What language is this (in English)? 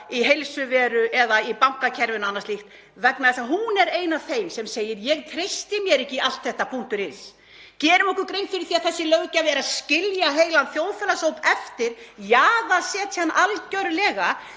Icelandic